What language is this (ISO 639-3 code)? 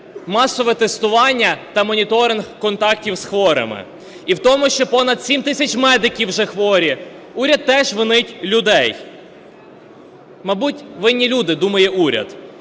ukr